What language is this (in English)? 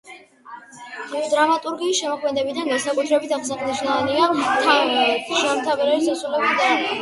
Georgian